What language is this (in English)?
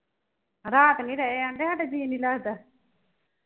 Punjabi